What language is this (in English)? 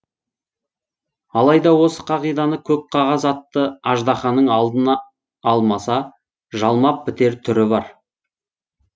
Kazakh